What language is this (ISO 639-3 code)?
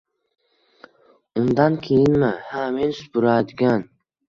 uzb